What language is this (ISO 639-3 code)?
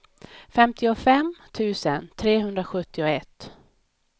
swe